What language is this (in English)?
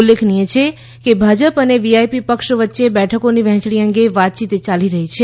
Gujarati